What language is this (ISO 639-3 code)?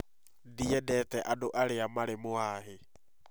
kik